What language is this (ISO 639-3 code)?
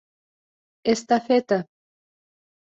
chm